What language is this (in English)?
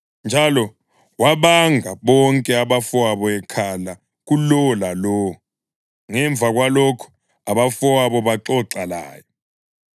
North Ndebele